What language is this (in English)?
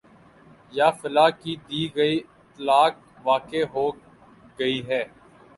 Urdu